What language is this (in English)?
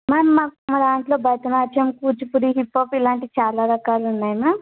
Telugu